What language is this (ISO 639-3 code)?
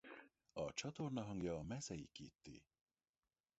hun